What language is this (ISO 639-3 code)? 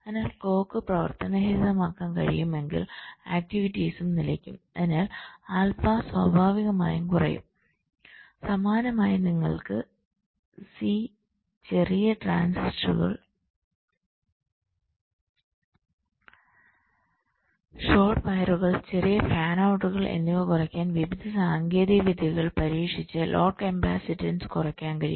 mal